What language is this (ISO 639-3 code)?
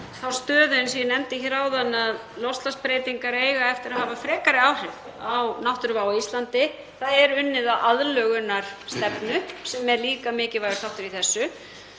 isl